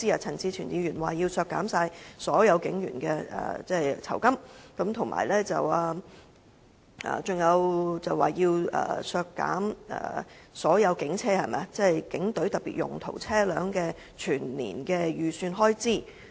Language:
Cantonese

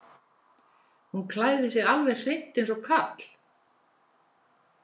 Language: Icelandic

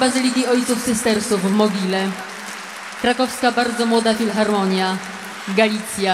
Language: Polish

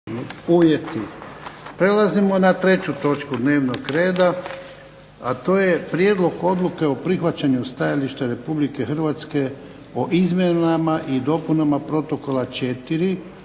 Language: Croatian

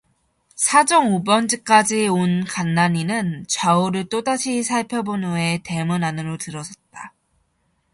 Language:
Korean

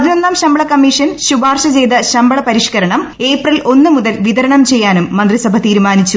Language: Malayalam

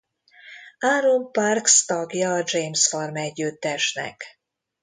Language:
Hungarian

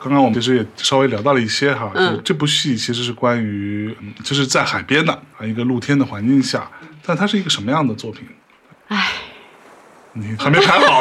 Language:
Chinese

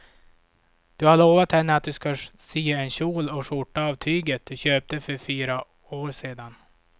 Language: Swedish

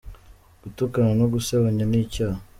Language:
Kinyarwanda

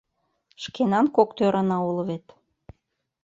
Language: Mari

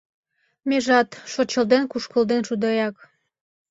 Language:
Mari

